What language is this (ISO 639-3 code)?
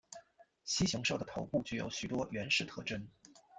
zho